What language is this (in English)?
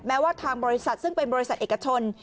Thai